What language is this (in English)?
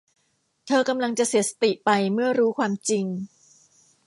Thai